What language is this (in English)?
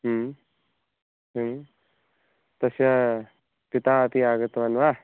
Sanskrit